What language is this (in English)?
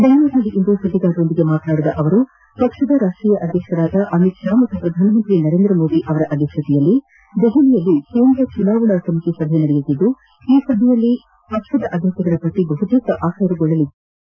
Kannada